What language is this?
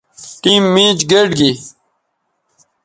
Bateri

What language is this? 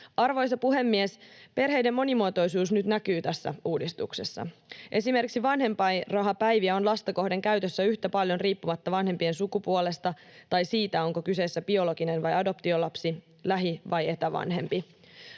Finnish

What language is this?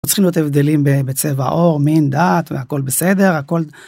Hebrew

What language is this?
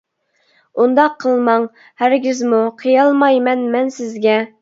Uyghur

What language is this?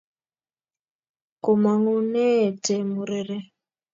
Kalenjin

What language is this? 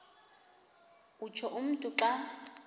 Xhosa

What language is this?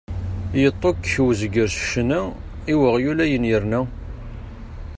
Kabyle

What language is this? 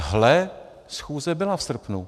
Czech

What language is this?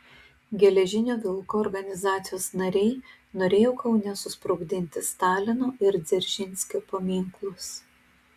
Lithuanian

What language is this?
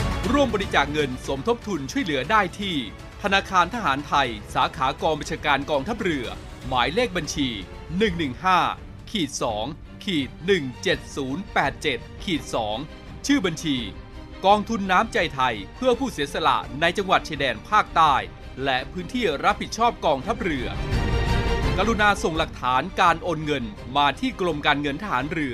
Thai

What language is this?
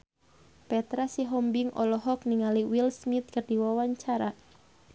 Sundanese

